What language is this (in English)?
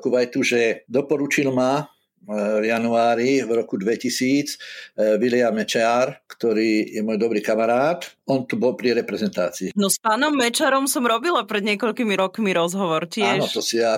Slovak